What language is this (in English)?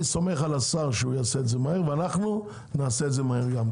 Hebrew